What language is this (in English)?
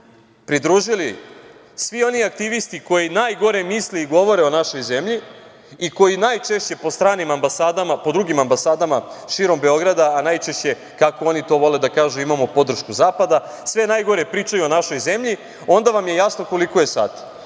Serbian